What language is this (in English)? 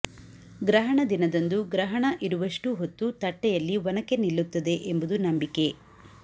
Kannada